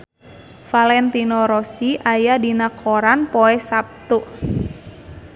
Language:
Sundanese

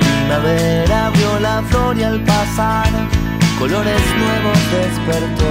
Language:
Spanish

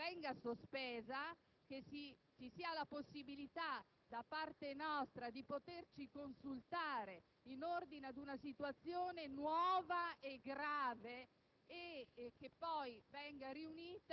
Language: Italian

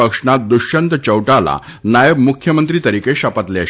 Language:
Gujarati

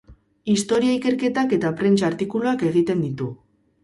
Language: Basque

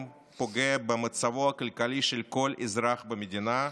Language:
Hebrew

